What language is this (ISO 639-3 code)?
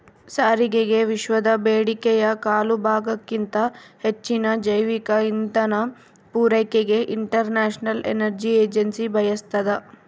kan